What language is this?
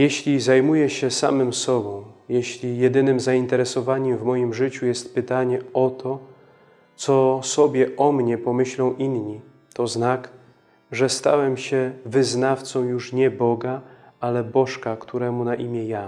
Polish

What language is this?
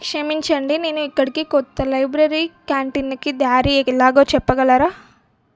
Telugu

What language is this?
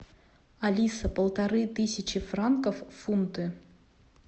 Russian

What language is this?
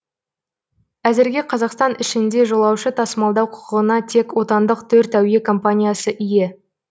Kazakh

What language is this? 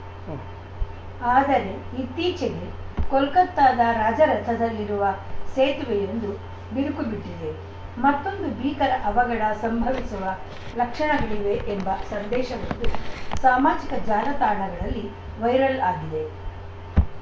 Kannada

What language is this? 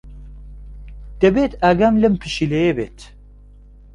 Central Kurdish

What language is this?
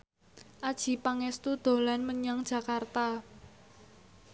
Javanese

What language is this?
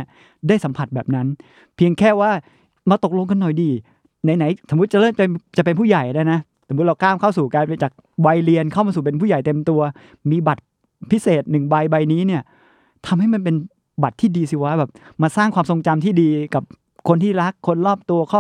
Thai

